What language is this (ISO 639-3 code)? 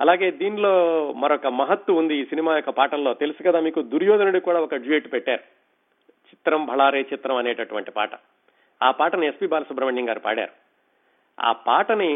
tel